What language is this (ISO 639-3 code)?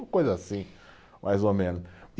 por